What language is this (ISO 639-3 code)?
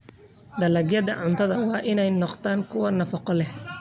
som